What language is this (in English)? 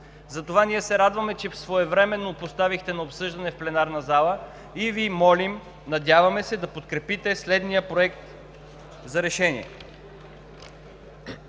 Bulgarian